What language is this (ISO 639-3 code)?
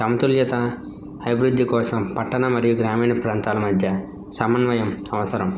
tel